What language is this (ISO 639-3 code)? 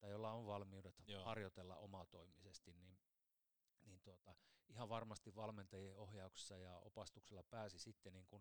fin